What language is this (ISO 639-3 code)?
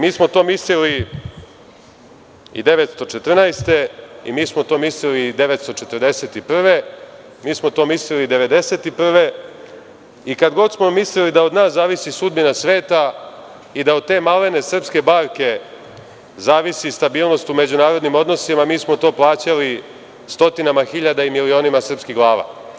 srp